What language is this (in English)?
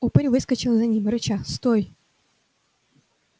Russian